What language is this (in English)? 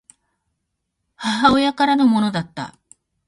Japanese